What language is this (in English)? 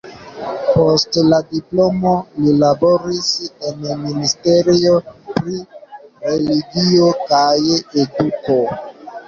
Esperanto